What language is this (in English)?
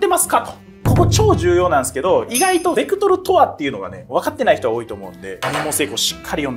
Japanese